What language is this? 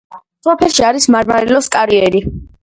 Georgian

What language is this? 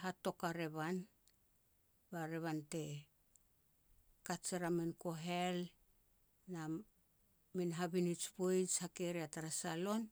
Petats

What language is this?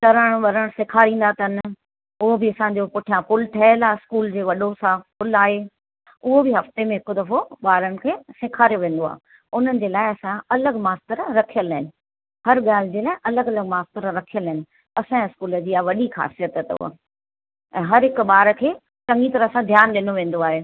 Sindhi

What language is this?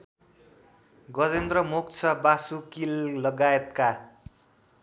Nepali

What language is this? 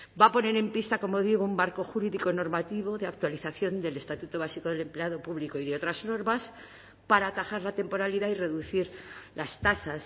Spanish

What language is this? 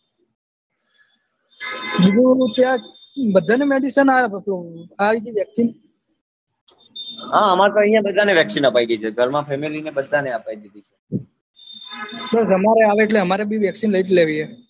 Gujarati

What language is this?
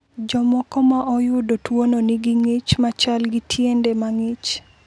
Luo (Kenya and Tanzania)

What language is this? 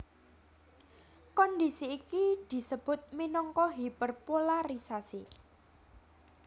Javanese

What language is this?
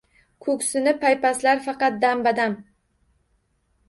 Uzbek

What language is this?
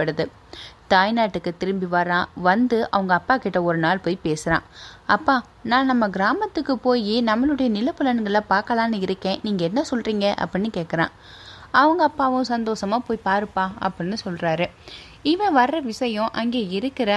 Tamil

